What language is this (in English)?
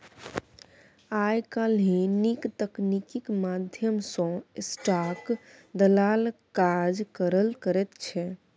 Maithili